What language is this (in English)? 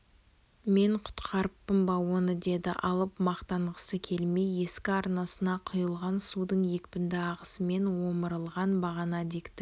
Kazakh